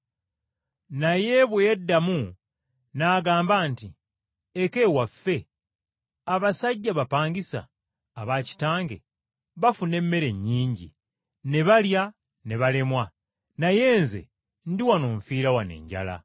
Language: Ganda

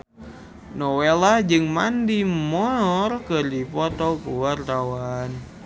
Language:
Sundanese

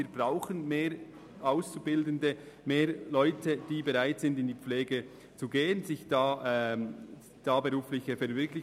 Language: Swiss German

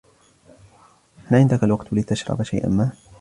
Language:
Arabic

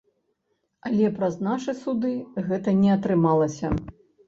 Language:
Belarusian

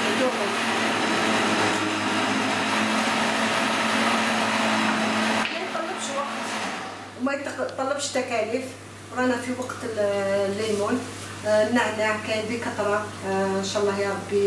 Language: Arabic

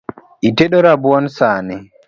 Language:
Luo (Kenya and Tanzania)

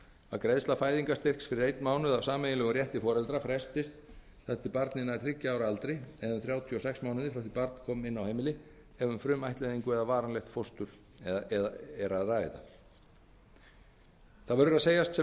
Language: Icelandic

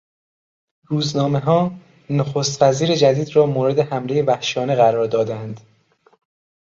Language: Persian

